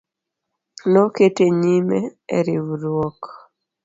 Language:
Luo (Kenya and Tanzania)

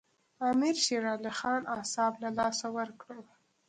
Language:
Pashto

